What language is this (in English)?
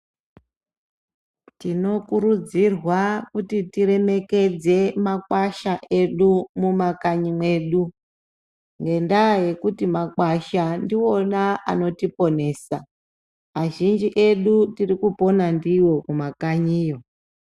Ndau